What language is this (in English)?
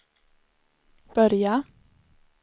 Swedish